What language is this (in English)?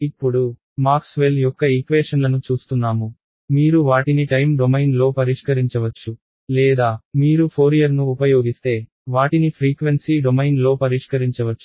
Telugu